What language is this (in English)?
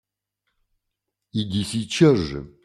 Russian